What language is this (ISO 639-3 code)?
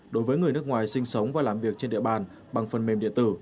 vie